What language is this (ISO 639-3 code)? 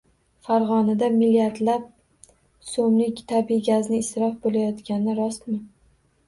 uzb